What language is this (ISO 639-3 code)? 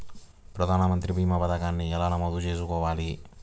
tel